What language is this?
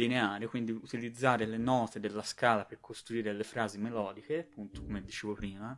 Italian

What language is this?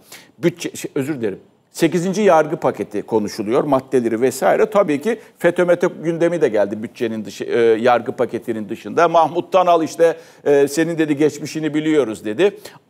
Turkish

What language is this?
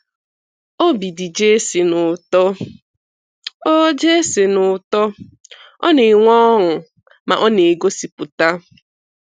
Igbo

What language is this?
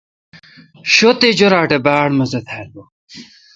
Kalkoti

